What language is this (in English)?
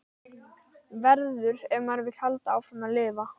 Icelandic